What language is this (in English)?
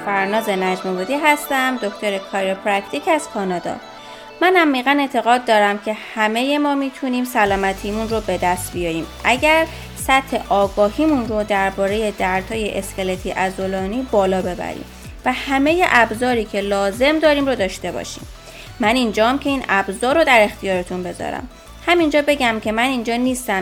Persian